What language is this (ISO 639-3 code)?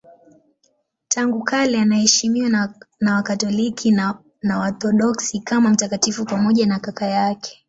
swa